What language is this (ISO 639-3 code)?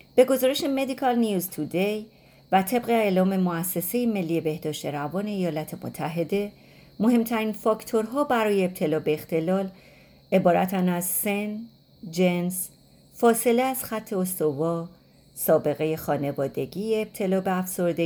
fas